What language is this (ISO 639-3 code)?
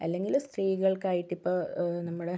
mal